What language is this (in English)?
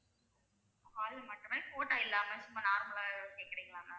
Tamil